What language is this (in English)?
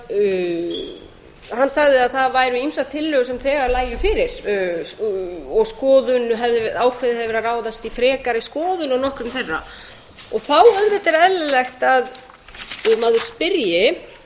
Icelandic